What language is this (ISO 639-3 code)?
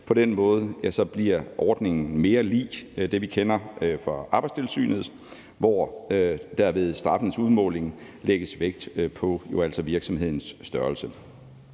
dan